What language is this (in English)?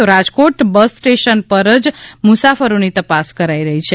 Gujarati